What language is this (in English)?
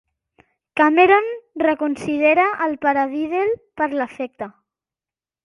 Catalan